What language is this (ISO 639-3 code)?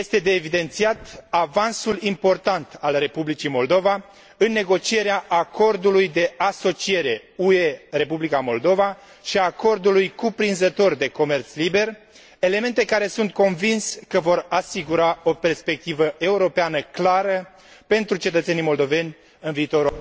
ron